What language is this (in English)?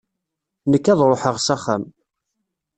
Kabyle